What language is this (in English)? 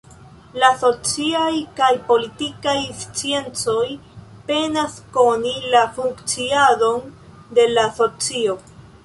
Esperanto